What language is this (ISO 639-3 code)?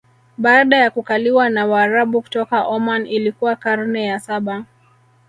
swa